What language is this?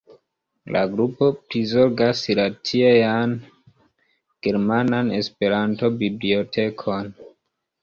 Esperanto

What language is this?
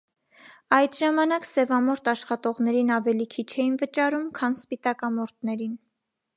Armenian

